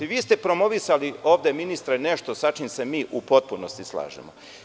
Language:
Serbian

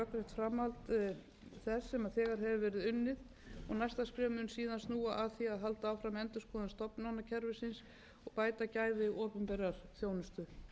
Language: Icelandic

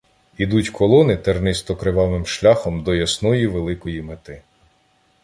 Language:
Ukrainian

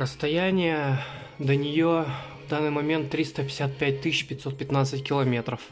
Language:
Russian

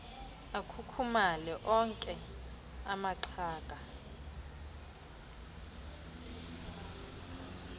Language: Xhosa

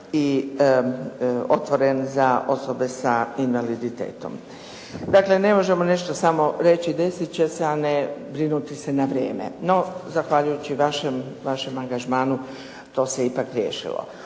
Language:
Croatian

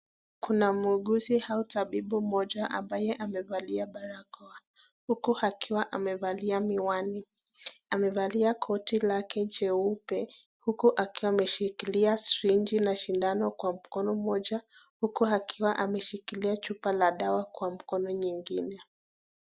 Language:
Swahili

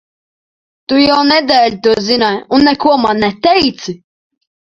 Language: Latvian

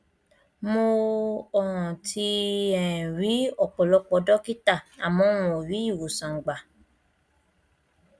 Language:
Yoruba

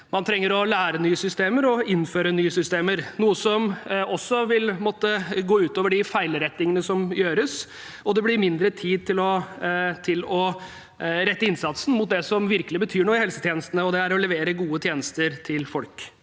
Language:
Norwegian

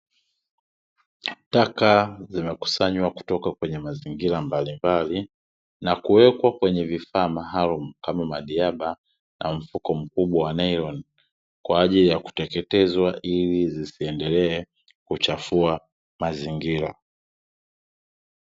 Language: Swahili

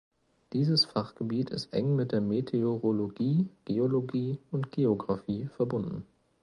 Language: German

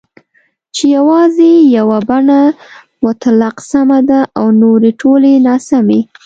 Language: Pashto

